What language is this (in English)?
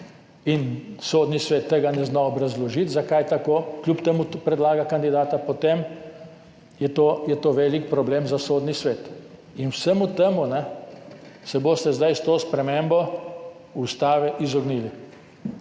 Slovenian